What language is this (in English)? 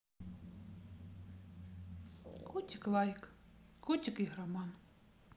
Russian